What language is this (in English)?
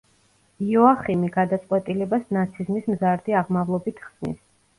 Georgian